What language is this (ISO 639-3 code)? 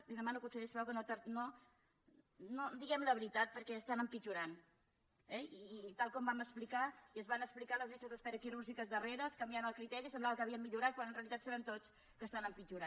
cat